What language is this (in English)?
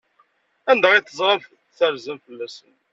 Kabyle